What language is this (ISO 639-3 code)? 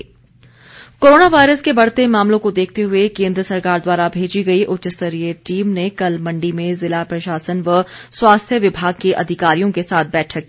hin